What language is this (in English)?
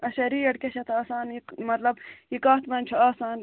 Kashmiri